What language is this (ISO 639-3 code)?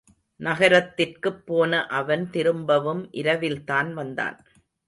tam